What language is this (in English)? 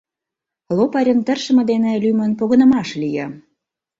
Mari